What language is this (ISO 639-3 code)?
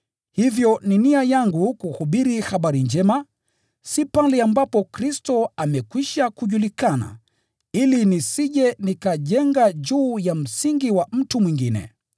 swa